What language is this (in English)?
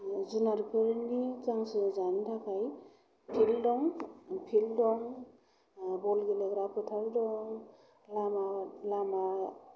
Bodo